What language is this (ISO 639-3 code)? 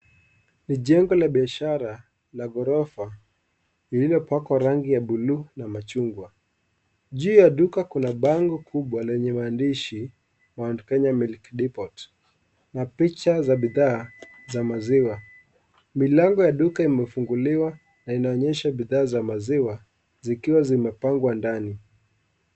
swa